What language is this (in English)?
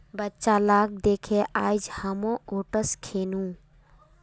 Magahi